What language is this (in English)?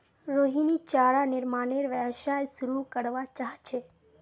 Magahi